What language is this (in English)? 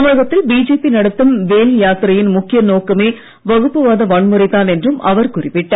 Tamil